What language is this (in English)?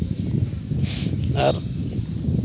Santali